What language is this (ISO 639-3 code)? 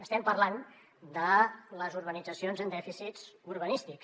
cat